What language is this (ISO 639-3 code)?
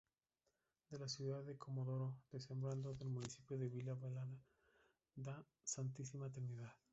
spa